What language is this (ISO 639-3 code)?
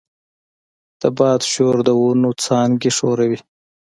pus